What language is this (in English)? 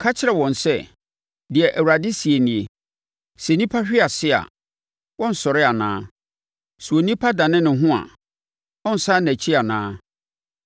Akan